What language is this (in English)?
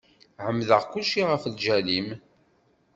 Kabyle